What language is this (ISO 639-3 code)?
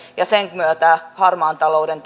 fin